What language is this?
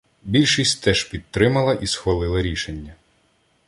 Ukrainian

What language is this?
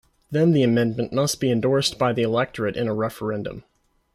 English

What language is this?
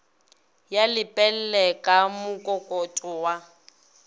Northern Sotho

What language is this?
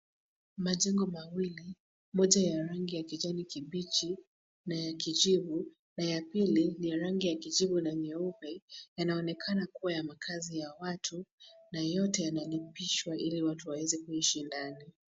Swahili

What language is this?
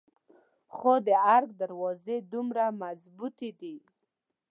Pashto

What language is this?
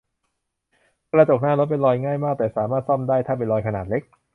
Thai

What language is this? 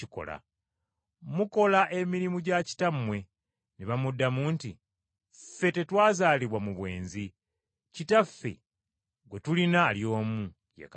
Ganda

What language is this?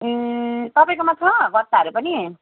Nepali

